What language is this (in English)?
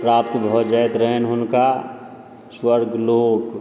Maithili